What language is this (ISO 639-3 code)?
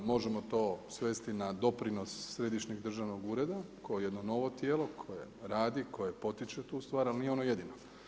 hrv